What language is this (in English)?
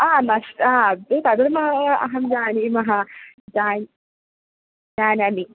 Sanskrit